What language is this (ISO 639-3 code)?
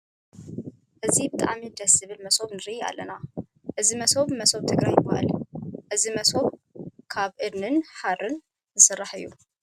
tir